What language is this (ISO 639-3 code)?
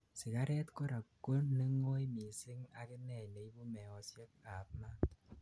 kln